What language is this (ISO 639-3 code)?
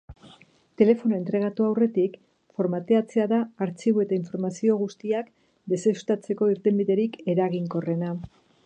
eus